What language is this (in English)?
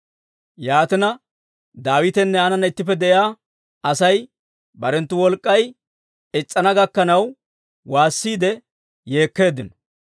Dawro